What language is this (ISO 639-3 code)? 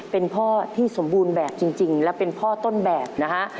tha